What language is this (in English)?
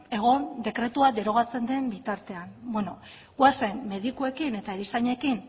Basque